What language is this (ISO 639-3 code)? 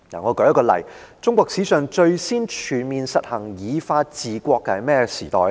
yue